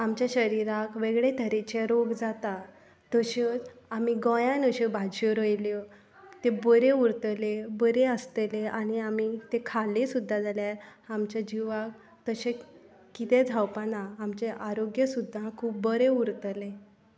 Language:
Konkani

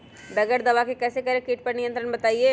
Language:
Magahi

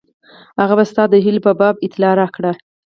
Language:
Pashto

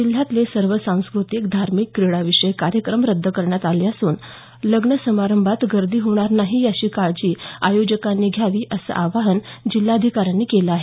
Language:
Marathi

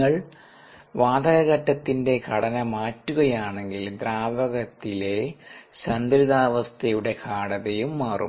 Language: Malayalam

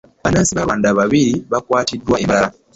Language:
Ganda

